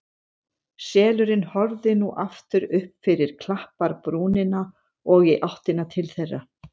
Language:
Icelandic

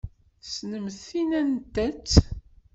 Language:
Kabyle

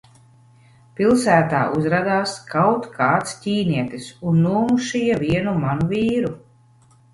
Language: Latvian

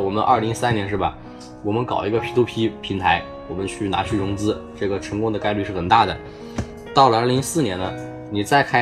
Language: Chinese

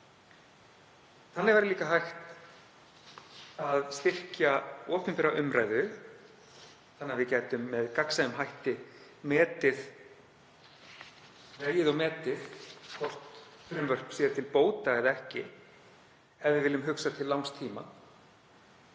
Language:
Icelandic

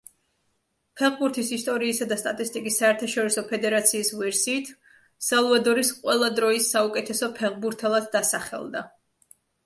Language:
Georgian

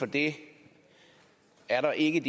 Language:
Danish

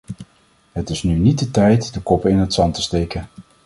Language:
Dutch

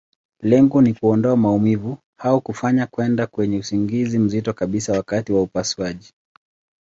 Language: Swahili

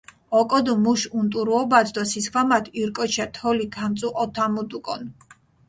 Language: Mingrelian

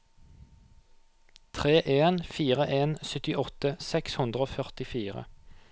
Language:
Norwegian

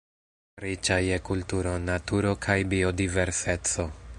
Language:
Esperanto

